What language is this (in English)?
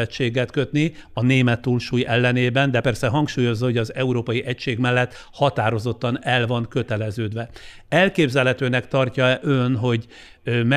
Hungarian